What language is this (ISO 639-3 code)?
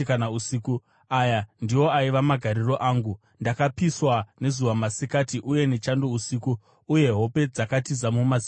sna